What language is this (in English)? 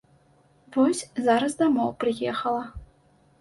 Belarusian